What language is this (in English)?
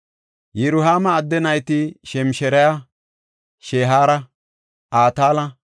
Gofa